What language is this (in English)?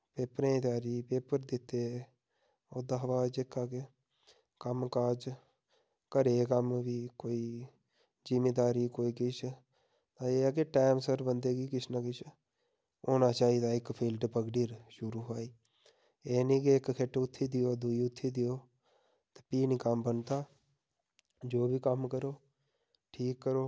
Dogri